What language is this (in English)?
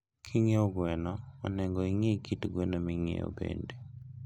Luo (Kenya and Tanzania)